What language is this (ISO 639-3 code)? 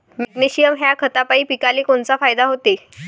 mar